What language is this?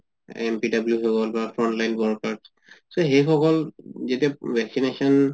Assamese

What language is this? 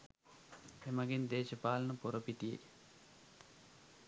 Sinhala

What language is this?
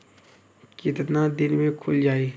Bhojpuri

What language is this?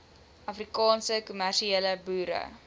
Afrikaans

